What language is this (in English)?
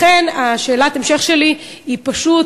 Hebrew